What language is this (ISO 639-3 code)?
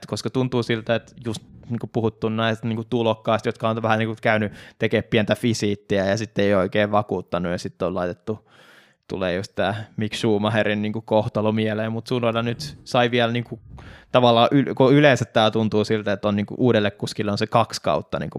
fin